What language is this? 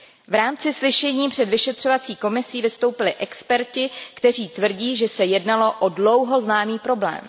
Czech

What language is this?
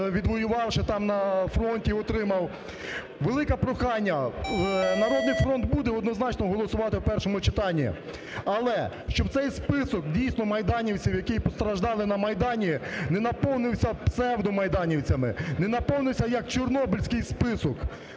Ukrainian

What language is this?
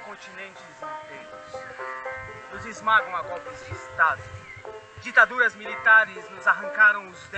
Portuguese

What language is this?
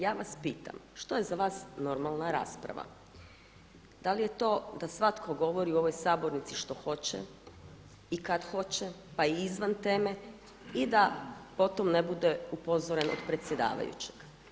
Croatian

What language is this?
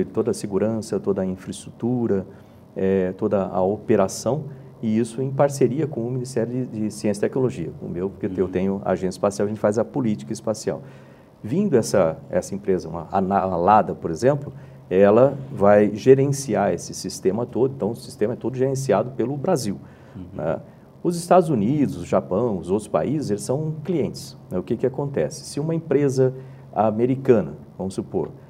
Portuguese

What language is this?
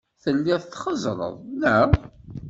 Kabyle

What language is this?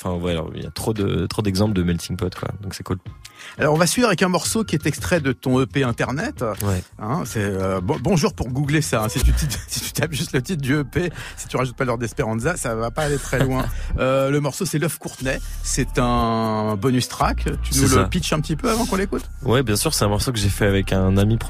French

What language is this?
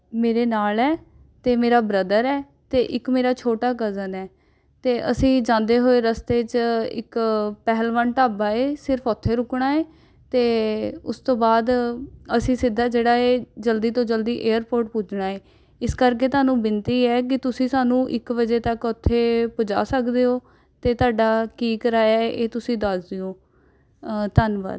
Punjabi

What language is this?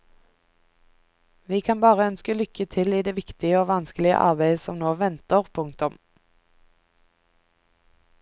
Norwegian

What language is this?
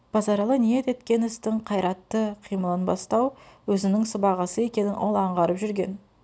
Kazakh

